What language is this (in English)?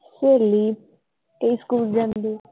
Punjabi